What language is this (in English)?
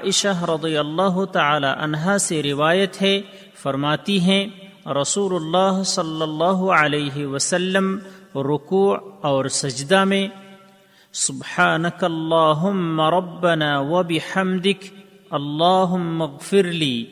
Urdu